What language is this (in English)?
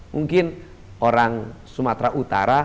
Indonesian